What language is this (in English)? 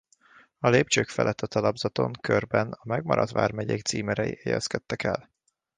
Hungarian